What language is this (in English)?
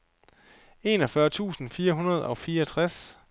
Danish